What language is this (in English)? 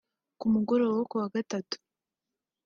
Kinyarwanda